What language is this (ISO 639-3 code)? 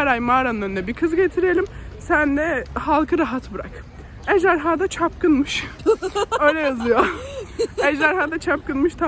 tur